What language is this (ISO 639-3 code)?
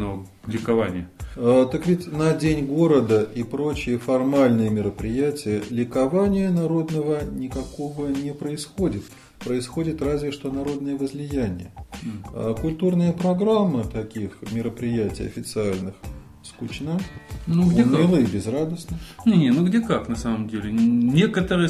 rus